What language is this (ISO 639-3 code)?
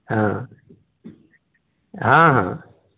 hin